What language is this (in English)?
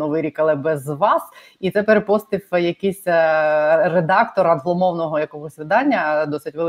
Ukrainian